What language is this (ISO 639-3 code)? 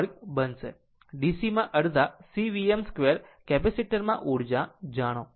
guj